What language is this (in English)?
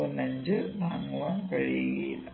Malayalam